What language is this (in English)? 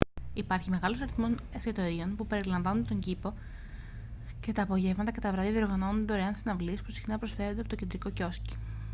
Greek